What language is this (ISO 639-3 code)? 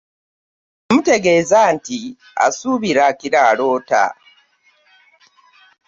lug